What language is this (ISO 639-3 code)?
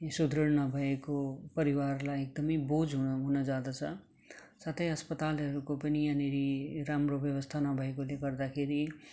nep